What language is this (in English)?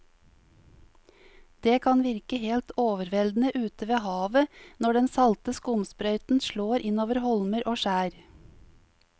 Norwegian